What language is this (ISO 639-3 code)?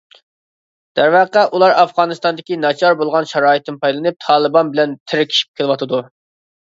uig